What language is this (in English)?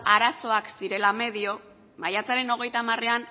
Basque